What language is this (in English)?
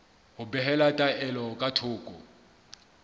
Southern Sotho